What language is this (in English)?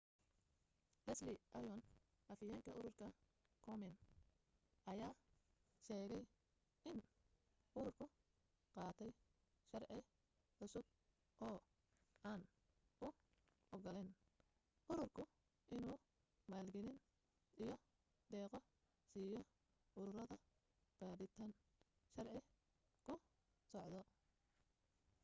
Somali